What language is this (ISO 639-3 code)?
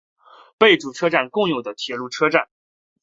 zho